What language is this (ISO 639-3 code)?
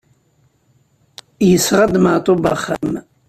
kab